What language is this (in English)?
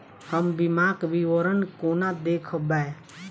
Maithili